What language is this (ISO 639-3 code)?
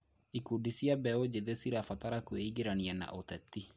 kik